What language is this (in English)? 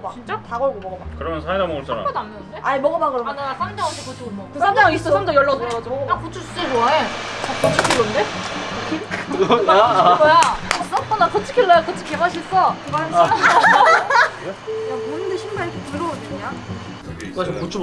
Korean